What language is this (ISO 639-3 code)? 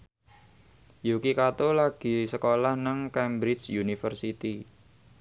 jav